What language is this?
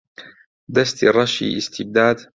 Central Kurdish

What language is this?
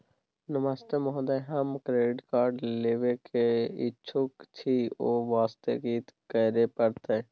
Maithili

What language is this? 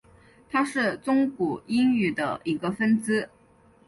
Chinese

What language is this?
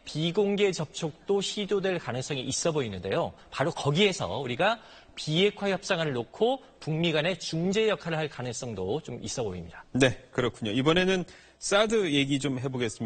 Korean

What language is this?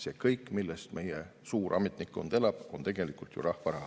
Estonian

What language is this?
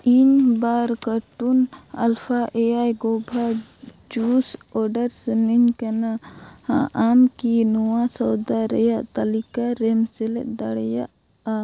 Santali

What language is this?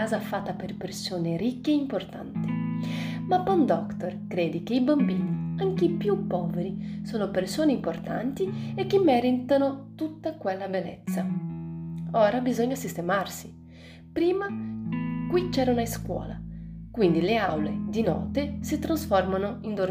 Italian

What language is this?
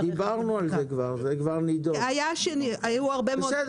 Hebrew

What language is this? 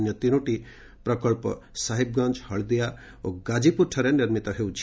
Odia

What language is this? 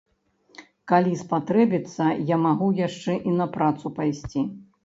Belarusian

